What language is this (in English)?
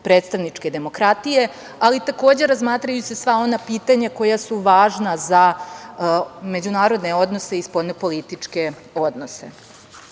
Serbian